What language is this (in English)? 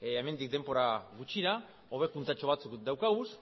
Basque